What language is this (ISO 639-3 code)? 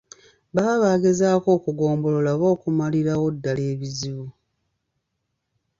lug